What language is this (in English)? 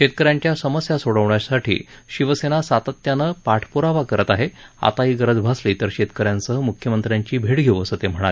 Marathi